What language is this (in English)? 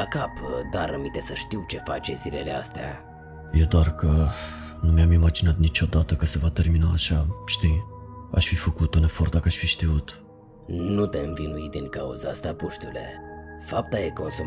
Romanian